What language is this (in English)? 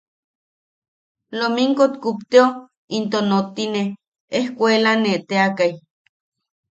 Yaqui